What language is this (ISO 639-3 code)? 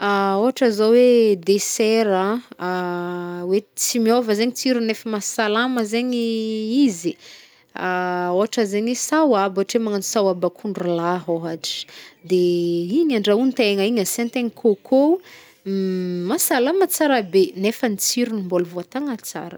bmm